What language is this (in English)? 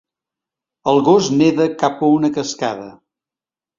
Catalan